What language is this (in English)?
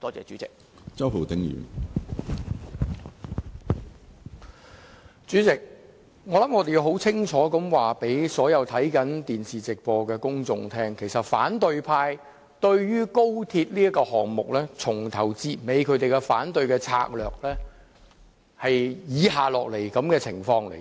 Cantonese